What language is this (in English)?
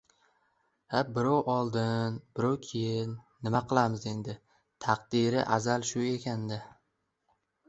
Uzbek